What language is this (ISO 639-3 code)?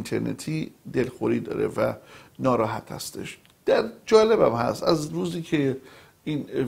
fas